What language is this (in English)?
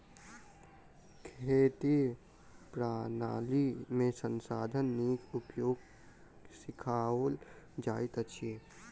Maithili